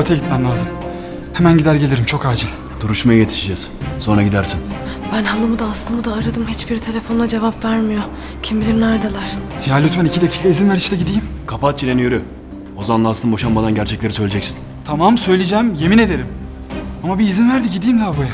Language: Turkish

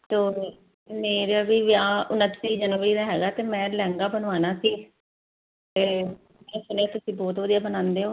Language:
Punjabi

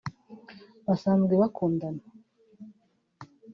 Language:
Kinyarwanda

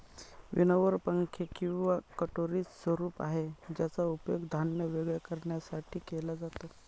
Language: Marathi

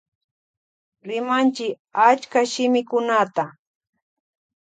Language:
Loja Highland Quichua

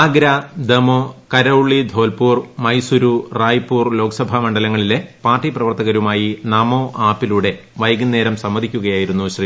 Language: Malayalam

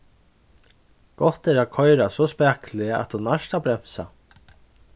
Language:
Faroese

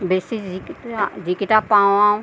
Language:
Assamese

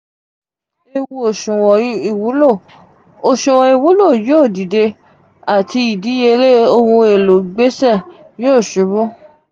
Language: Yoruba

